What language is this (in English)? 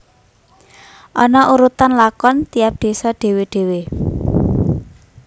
Javanese